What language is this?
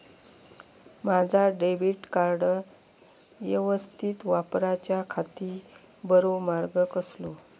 Marathi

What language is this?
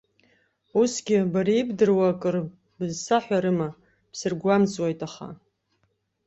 Abkhazian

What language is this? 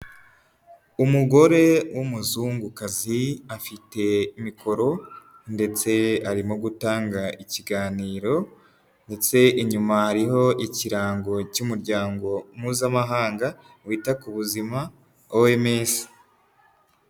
Kinyarwanda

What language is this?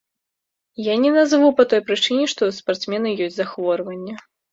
Belarusian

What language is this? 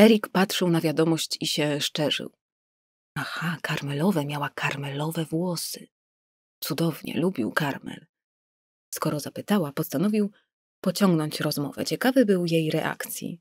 Polish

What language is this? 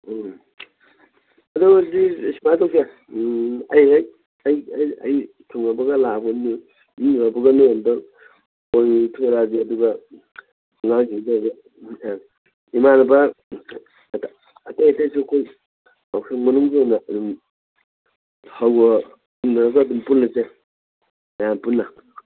Manipuri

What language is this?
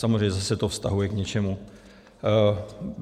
Czech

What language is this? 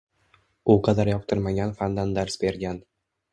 Uzbek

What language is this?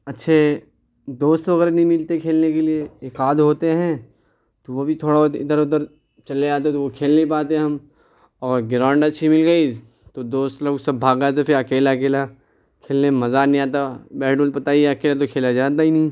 Urdu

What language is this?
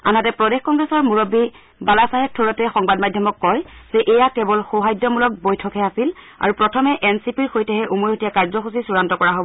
Assamese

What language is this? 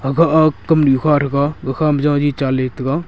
Wancho Naga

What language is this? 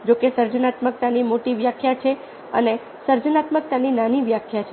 Gujarati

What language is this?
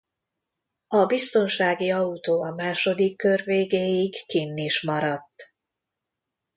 Hungarian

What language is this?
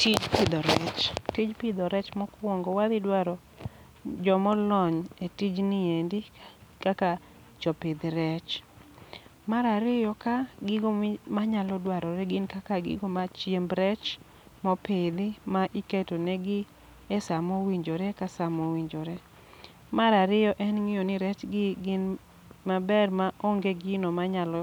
Luo (Kenya and Tanzania)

